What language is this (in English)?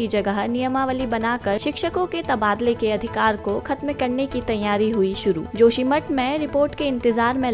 Hindi